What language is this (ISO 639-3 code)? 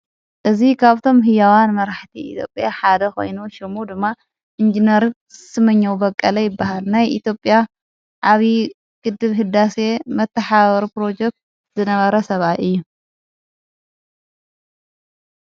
tir